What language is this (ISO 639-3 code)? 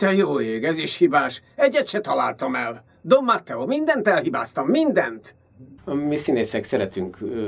hun